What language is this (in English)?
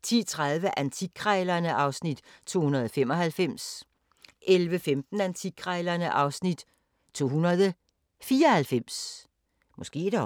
Danish